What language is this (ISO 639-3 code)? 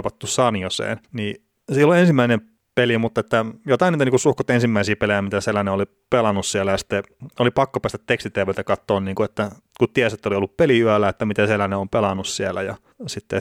fin